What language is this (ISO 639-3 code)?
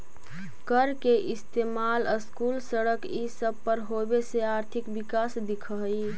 mag